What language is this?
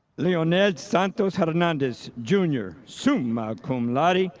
English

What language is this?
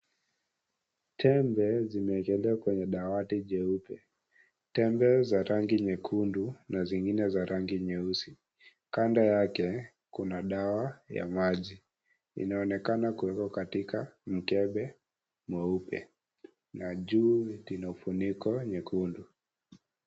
Swahili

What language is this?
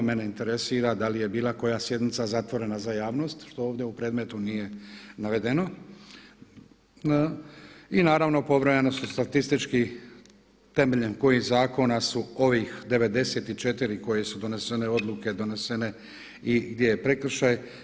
Croatian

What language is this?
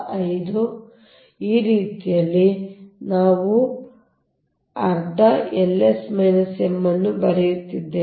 Kannada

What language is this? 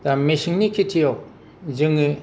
Bodo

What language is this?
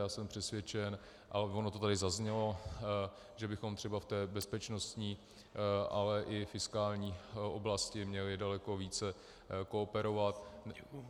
Czech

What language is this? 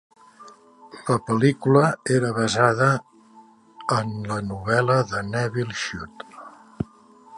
Catalan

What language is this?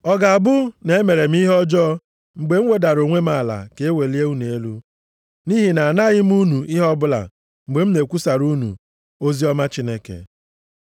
Igbo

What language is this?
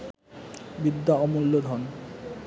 Bangla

